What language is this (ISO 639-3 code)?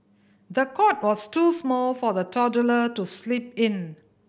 eng